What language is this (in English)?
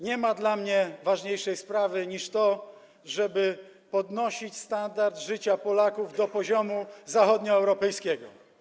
Polish